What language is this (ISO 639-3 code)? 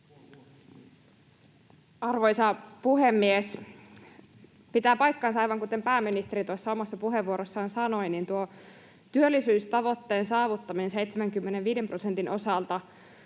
fin